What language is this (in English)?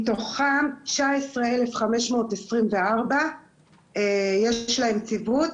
Hebrew